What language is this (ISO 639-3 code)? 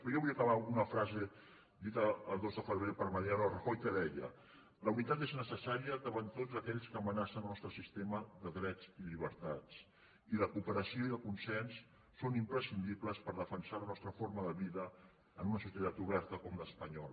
cat